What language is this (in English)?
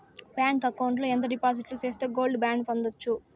Telugu